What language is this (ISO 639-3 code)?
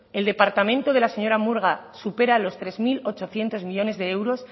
spa